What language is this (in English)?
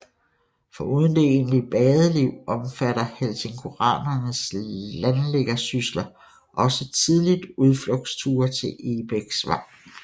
Danish